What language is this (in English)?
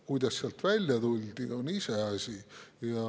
Estonian